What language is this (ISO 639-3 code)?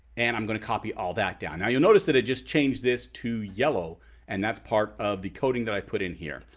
eng